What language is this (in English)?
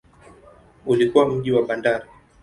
Swahili